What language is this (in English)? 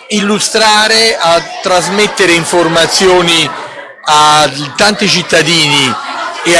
Italian